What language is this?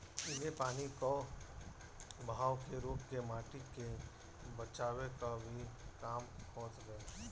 Bhojpuri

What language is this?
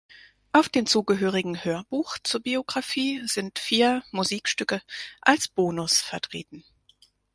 German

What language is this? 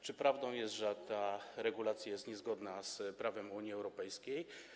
Polish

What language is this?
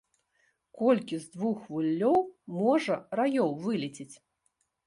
Belarusian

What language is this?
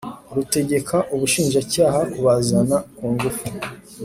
Kinyarwanda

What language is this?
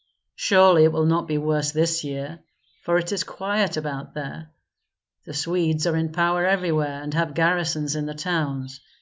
English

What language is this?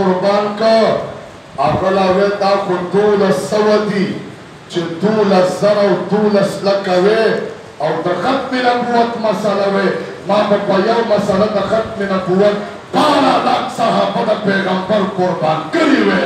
Romanian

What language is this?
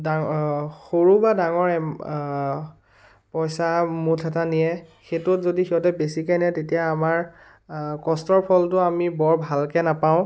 Assamese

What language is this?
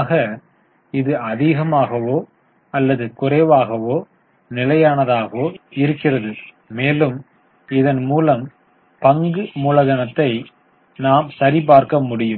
Tamil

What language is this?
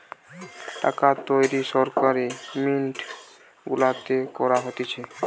Bangla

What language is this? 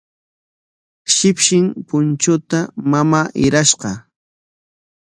Corongo Ancash Quechua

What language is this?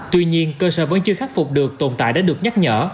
Vietnamese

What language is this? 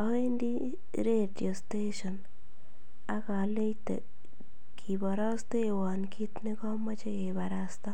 Kalenjin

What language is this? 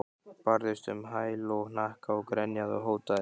Icelandic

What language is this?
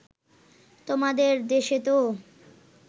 Bangla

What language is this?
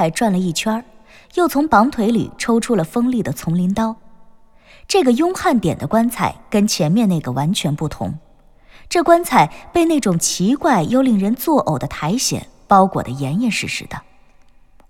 Chinese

